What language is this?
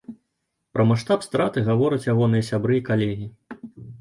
Belarusian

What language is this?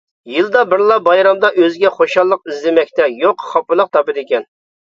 Uyghur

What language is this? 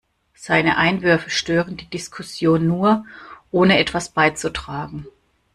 German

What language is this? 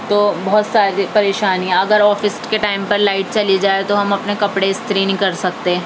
Urdu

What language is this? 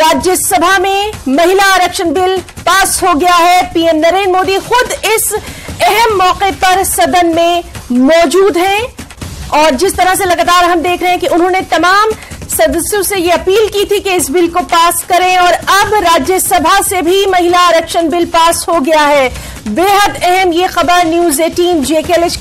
Hindi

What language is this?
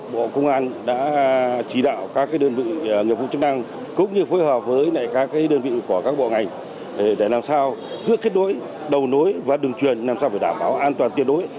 Vietnamese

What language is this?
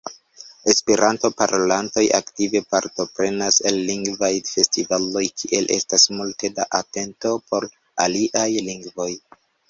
Esperanto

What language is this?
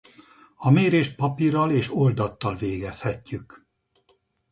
Hungarian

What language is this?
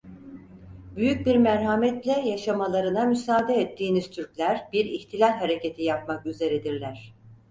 Turkish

